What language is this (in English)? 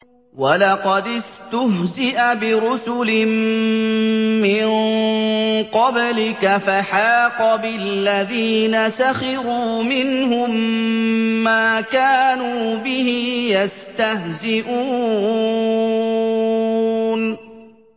Arabic